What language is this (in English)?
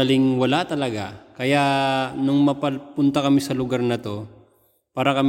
Filipino